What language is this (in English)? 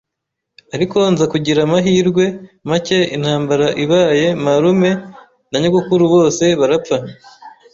Kinyarwanda